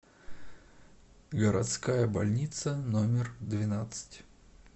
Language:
Russian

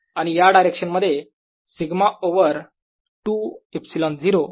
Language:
Marathi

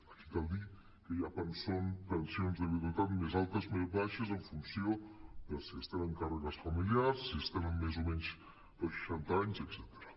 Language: Catalan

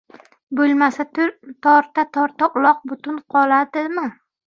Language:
Uzbek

